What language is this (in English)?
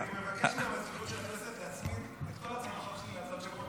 Hebrew